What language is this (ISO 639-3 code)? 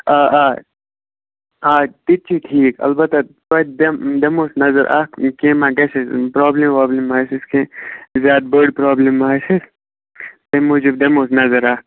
kas